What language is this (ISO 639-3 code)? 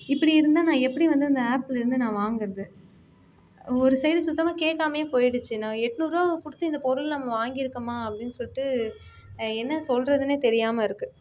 tam